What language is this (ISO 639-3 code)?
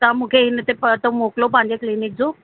snd